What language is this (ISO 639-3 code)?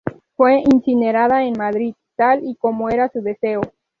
spa